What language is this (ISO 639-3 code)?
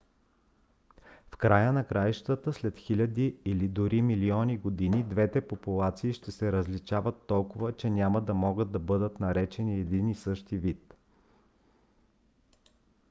bul